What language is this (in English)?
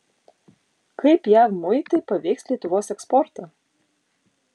Lithuanian